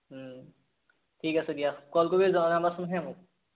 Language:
Assamese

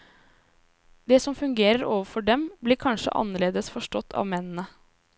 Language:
Norwegian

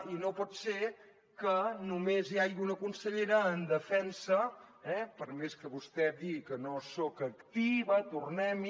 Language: Catalan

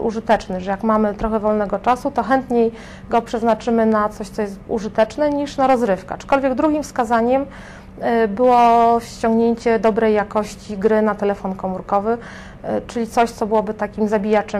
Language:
Polish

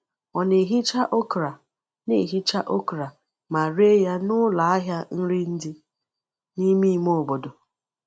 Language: Igbo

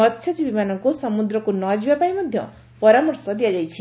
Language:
Odia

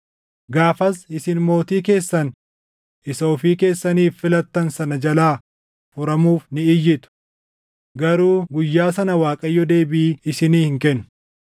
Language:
Oromo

